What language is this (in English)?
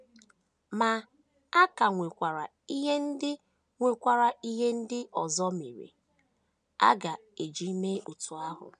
Igbo